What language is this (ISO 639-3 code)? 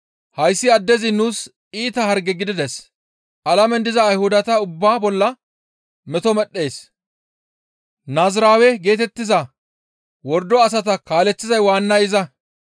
gmv